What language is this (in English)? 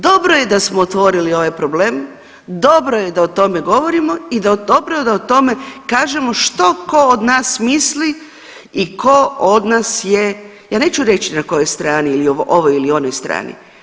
Croatian